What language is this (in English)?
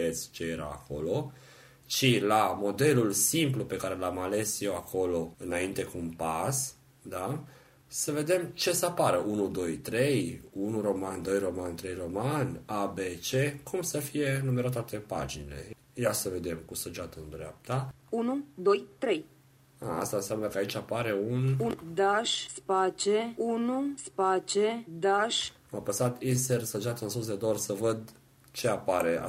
Romanian